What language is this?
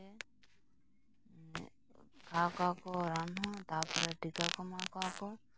Santali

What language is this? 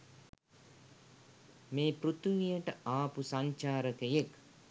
Sinhala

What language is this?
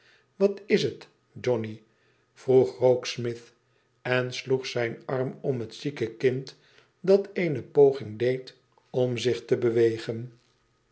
Dutch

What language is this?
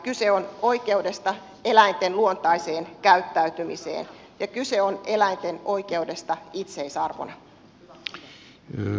Finnish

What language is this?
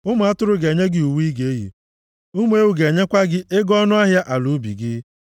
Igbo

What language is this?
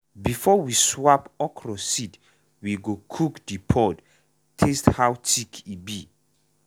Nigerian Pidgin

